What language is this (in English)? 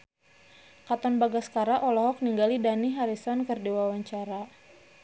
Sundanese